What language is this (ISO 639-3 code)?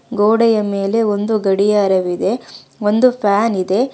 kan